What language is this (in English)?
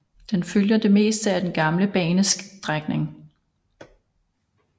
Danish